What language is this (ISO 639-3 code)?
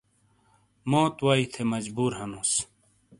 scl